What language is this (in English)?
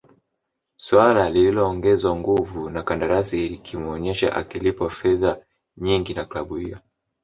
Swahili